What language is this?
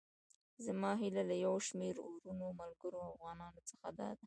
Pashto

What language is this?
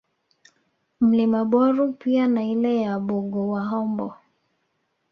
Swahili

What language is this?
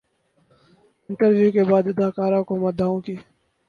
Urdu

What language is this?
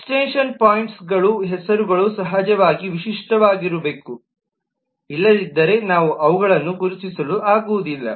Kannada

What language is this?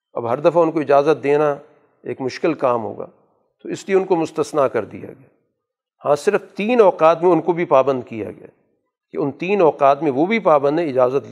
Urdu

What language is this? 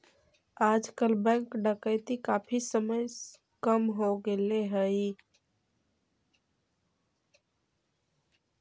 Magahi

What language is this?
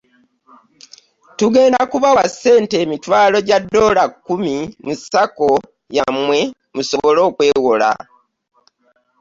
Ganda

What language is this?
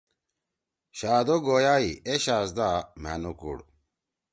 Torwali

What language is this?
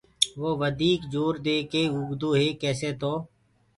Gurgula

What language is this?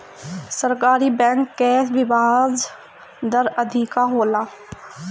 Bhojpuri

